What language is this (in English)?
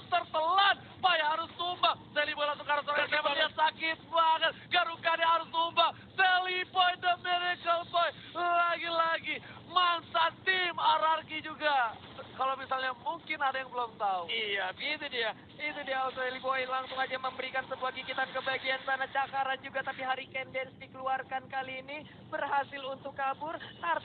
Indonesian